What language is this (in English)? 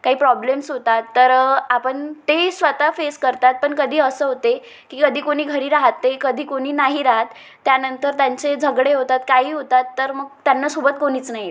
Marathi